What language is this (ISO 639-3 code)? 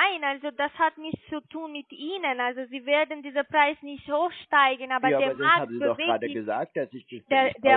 deu